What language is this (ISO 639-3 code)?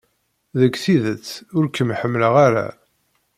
kab